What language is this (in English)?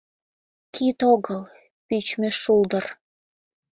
Mari